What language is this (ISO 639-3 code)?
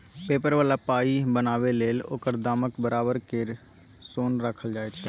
mai